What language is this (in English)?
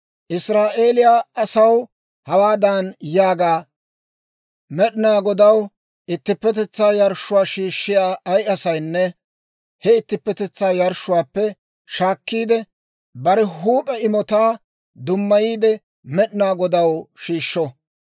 Dawro